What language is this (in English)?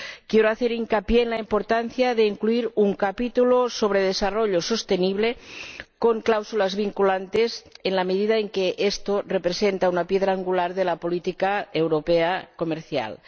Spanish